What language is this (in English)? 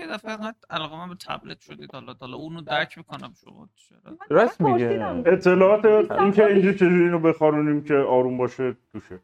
Persian